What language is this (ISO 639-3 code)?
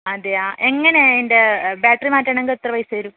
mal